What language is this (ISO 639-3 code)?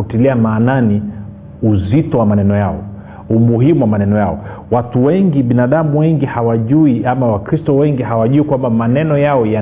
swa